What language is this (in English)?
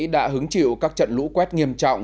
Vietnamese